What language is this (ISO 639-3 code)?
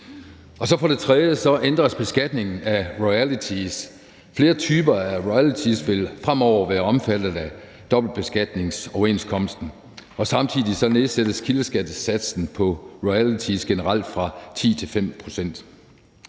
dan